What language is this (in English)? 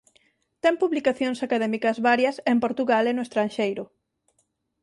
Galician